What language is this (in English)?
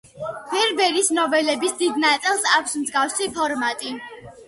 Georgian